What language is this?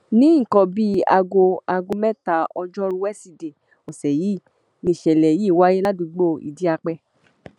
Yoruba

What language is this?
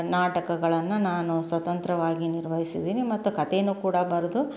Kannada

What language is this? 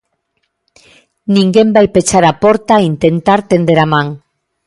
Galician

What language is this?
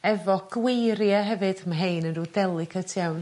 Welsh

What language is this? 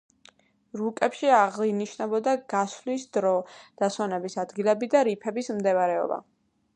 Georgian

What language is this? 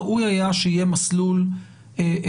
Hebrew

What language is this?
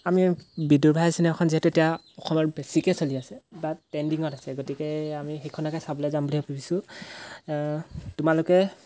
Assamese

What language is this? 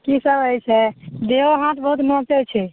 Maithili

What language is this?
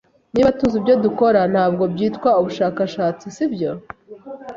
Kinyarwanda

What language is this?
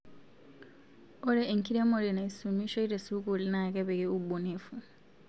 Masai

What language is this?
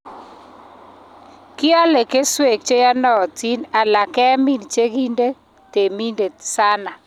Kalenjin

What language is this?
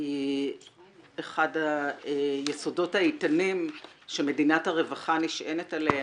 Hebrew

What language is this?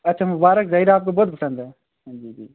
Urdu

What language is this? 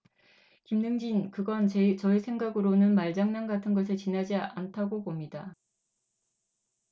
Korean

